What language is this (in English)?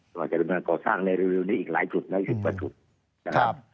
Thai